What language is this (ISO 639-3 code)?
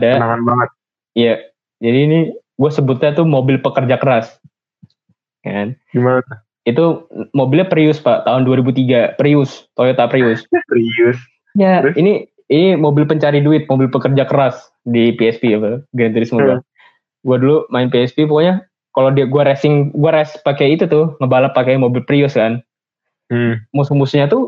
ind